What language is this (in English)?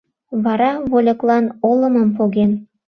Mari